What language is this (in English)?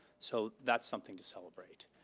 English